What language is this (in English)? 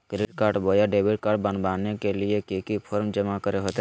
Magahi